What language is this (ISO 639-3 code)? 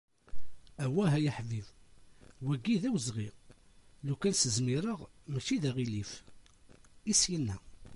kab